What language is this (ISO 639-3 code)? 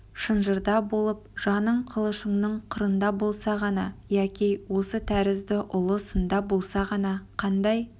kaz